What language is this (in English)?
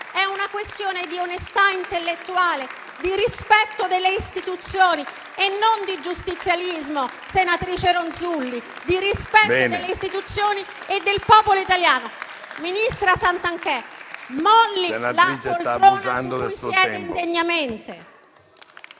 Italian